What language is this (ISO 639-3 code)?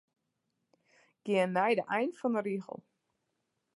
fry